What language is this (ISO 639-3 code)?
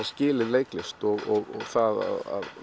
isl